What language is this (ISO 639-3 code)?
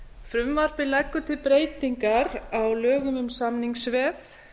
isl